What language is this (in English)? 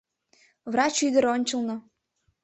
Mari